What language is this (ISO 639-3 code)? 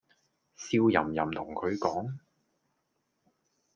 yue